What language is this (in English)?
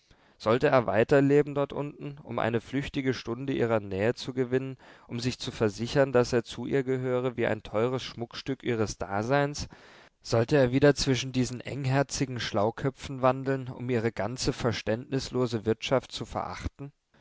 German